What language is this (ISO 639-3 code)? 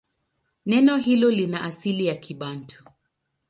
swa